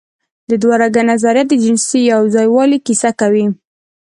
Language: Pashto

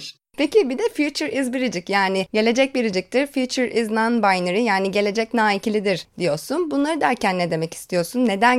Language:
Turkish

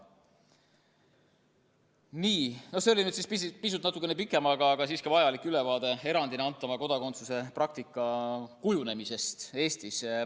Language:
Estonian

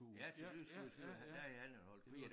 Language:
Danish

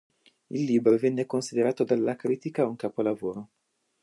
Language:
Italian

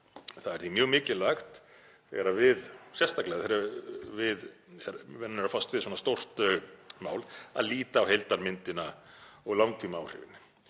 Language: Icelandic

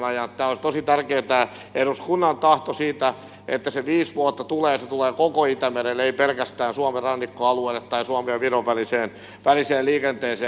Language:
Finnish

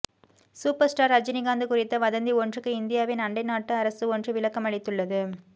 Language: Tamil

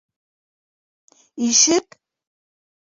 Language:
Bashkir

